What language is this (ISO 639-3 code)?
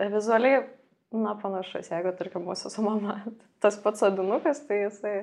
lit